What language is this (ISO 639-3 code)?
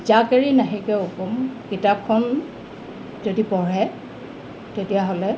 asm